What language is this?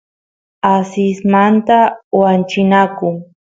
Santiago del Estero Quichua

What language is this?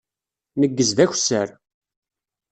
Kabyle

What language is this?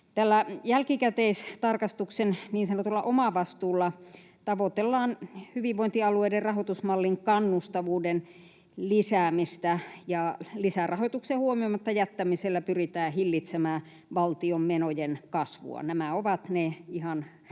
Finnish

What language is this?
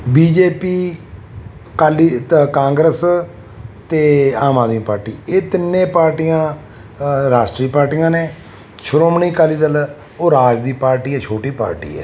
Punjabi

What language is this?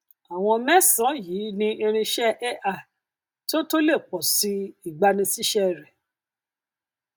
Yoruba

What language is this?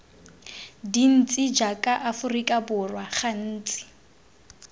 Tswana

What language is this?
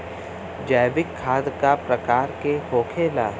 Bhojpuri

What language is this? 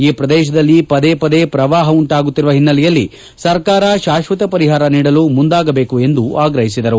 Kannada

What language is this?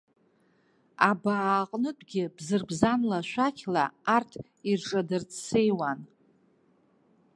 Abkhazian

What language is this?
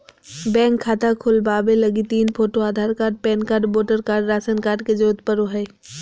Magahi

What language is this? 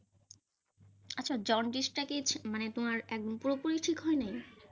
Bangla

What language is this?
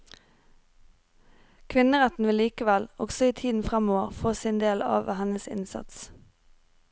Norwegian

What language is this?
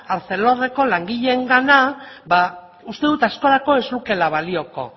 Basque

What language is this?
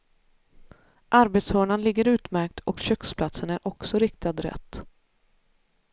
Swedish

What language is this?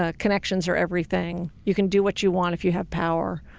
English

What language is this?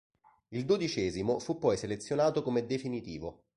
Italian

